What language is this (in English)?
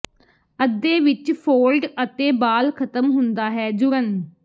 Punjabi